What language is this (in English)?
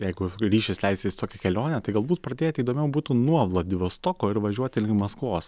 Lithuanian